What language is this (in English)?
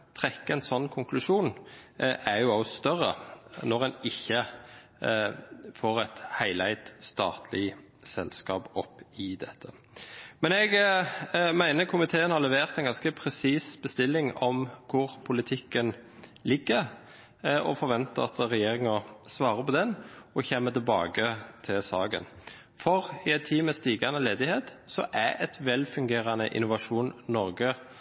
Norwegian Bokmål